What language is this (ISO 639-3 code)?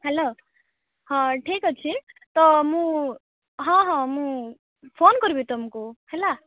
ori